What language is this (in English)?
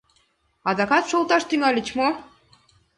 Mari